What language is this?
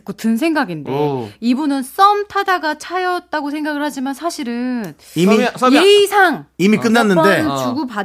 Korean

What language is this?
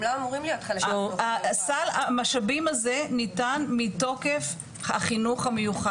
Hebrew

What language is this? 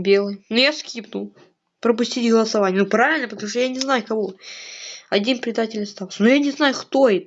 Russian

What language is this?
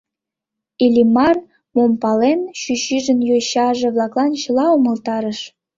Mari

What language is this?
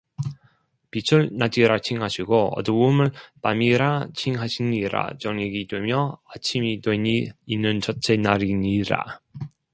Korean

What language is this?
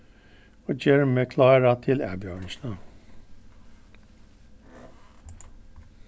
Faroese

